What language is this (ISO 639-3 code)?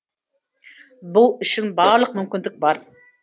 kaz